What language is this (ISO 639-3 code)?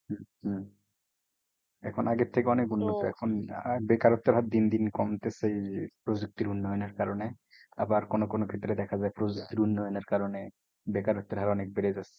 ben